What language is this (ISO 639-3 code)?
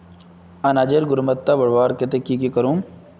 mag